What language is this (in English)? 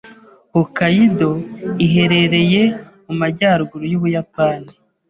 Kinyarwanda